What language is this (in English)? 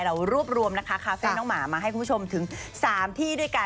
Thai